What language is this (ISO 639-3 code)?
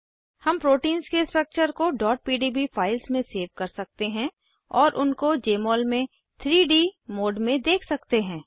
hin